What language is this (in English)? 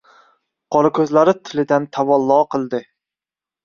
Uzbek